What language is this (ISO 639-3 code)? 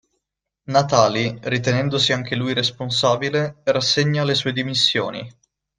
ita